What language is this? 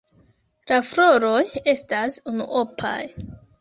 Esperanto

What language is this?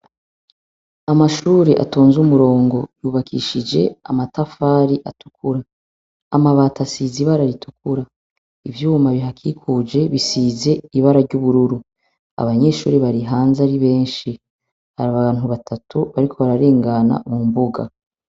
Rundi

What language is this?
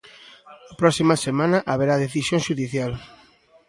Galician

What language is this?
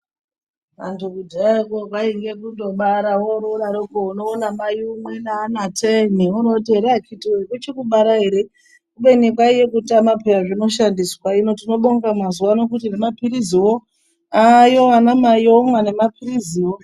Ndau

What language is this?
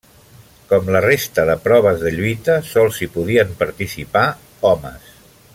Catalan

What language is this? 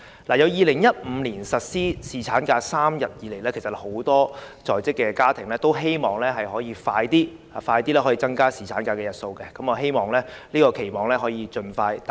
Cantonese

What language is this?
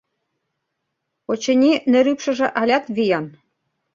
Mari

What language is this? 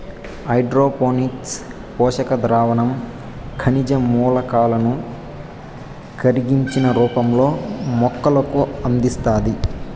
Telugu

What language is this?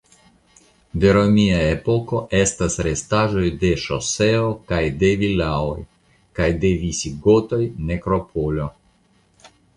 Esperanto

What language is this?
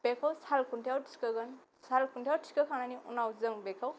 Bodo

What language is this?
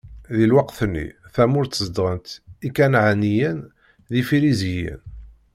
Kabyle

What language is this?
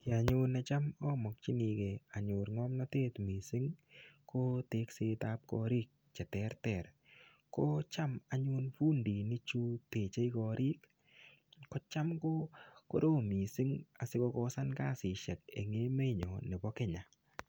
Kalenjin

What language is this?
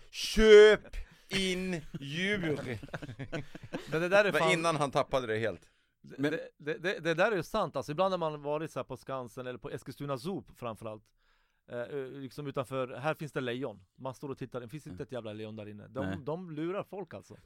Swedish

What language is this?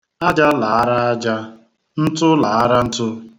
Igbo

